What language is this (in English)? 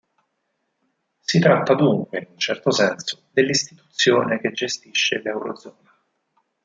Italian